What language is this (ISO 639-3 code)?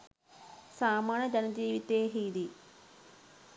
sin